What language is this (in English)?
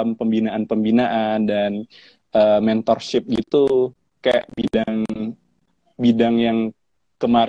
Indonesian